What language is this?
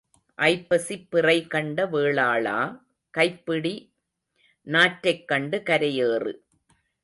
Tamil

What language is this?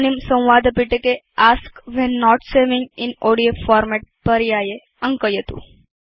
Sanskrit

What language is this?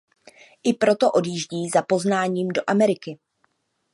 Czech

